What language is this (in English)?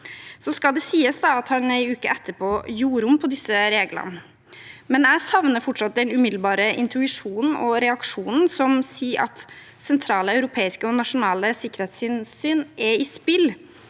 Norwegian